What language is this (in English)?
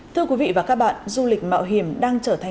Vietnamese